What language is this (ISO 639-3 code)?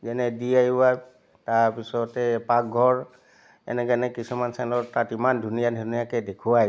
asm